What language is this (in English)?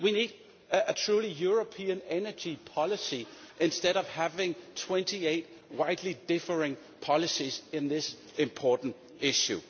English